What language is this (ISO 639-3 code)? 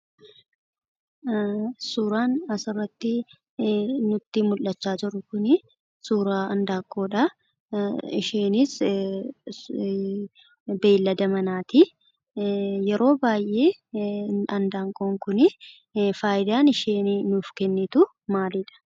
orm